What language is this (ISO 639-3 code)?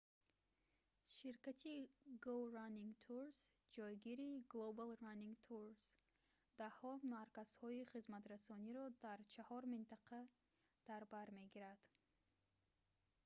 tgk